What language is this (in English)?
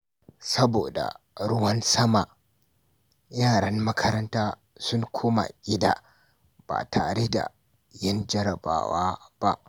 Hausa